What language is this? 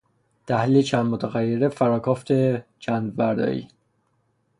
Persian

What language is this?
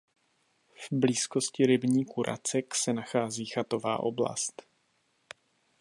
Czech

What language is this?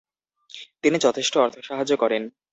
Bangla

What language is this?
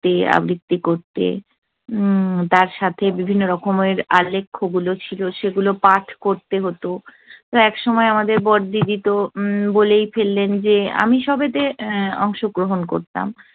Bangla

